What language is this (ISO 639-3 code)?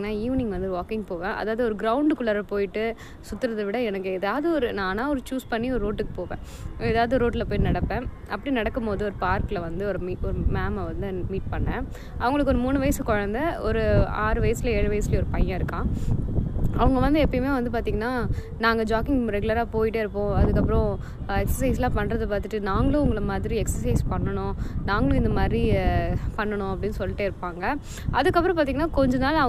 tam